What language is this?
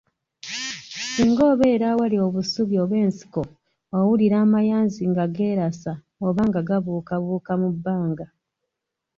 Ganda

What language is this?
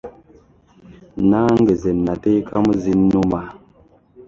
Ganda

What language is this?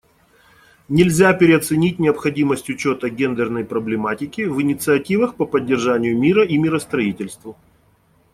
Russian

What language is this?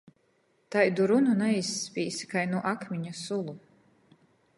Latgalian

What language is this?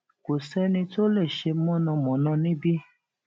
Yoruba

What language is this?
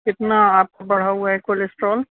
Urdu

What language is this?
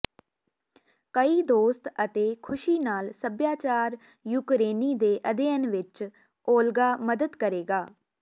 Punjabi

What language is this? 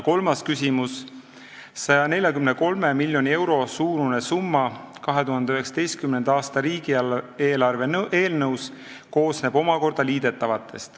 Estonian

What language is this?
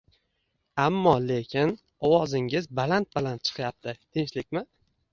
Uzbek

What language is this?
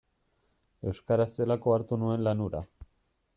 Basque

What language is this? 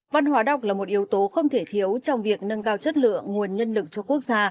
Vietnamese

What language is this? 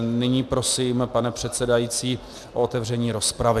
Czech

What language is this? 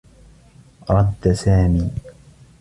Arabic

